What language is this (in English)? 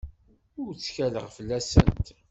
Kabyle